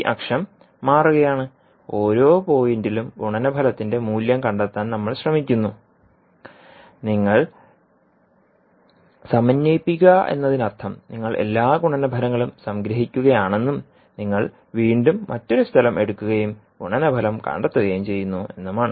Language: Malayalam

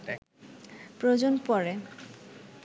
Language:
Bangla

